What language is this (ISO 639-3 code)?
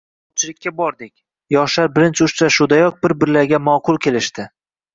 uzb